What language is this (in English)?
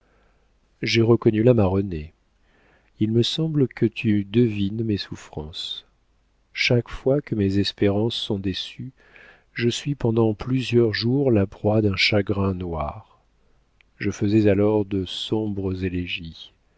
French